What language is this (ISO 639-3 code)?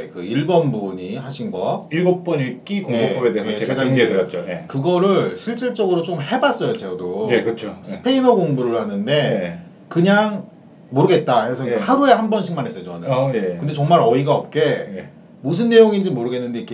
kor